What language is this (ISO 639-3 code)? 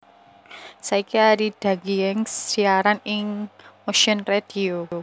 jav